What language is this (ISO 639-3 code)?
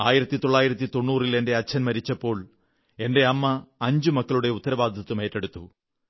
mal